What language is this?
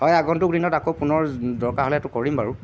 Assamese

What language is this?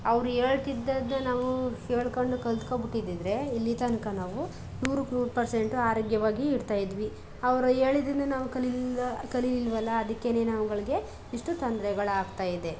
Kannada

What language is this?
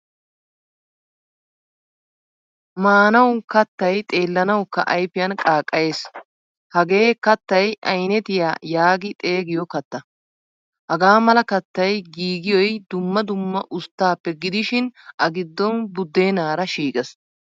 Wolaytta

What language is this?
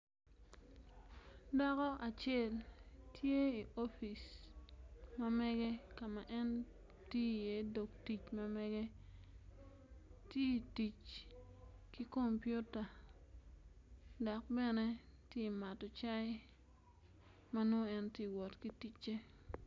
Acoli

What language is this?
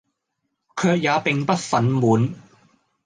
Cantonese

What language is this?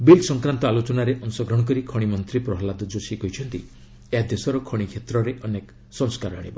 Odia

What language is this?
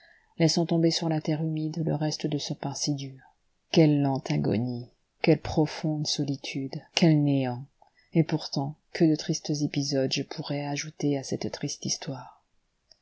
French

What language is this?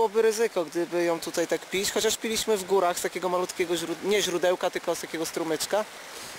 Polish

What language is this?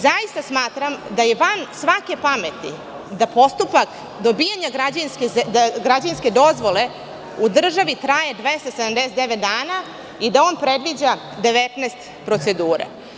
Serbian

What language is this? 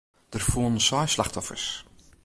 Western Frisian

